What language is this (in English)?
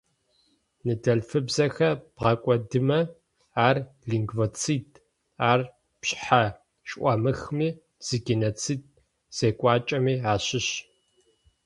Adyghe